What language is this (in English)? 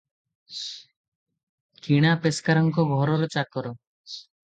Odia